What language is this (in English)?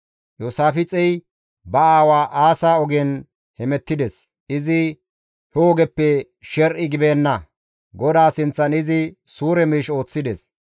Gamo